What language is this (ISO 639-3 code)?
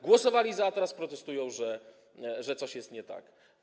pol